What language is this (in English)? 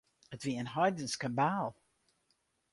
Western Frisian